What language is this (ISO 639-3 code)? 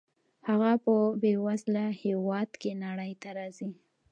pus